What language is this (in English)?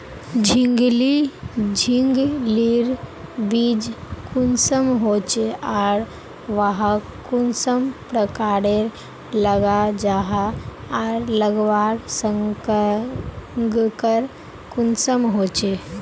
Magahi